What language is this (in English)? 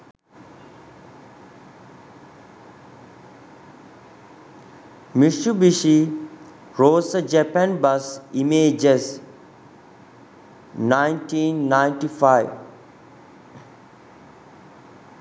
Sinhala